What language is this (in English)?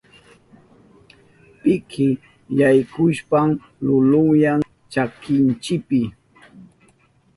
Southern Pastaza Quechua